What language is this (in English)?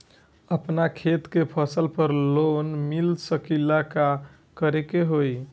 Bhojpuri